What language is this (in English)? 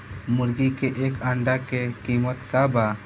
Bhojpuri